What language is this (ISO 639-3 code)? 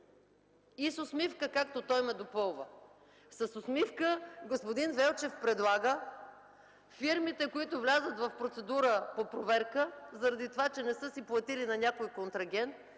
bul